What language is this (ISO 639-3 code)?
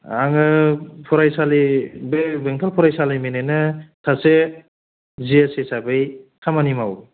brx